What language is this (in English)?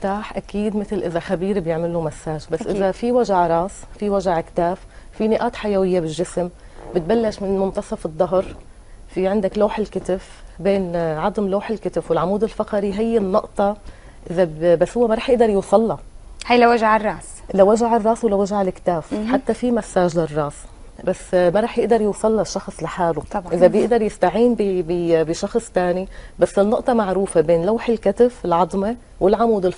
Arabic